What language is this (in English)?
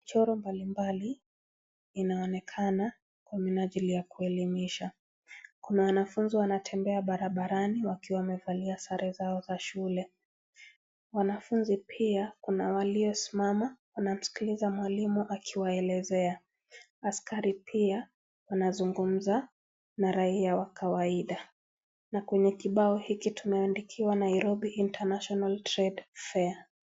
Swahili